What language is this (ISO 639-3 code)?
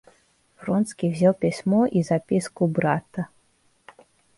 rus